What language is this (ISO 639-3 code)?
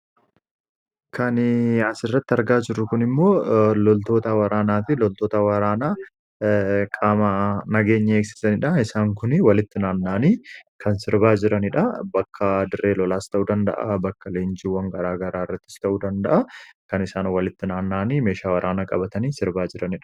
orm